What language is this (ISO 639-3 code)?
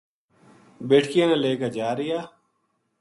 gju